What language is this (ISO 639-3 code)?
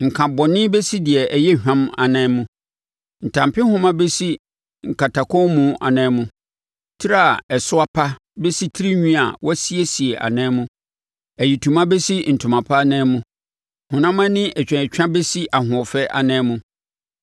aka